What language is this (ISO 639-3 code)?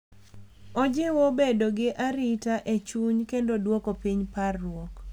luo